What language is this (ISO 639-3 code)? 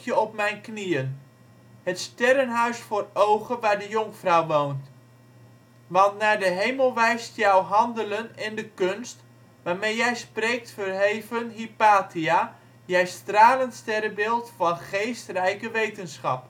nld